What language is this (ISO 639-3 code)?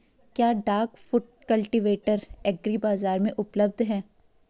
hin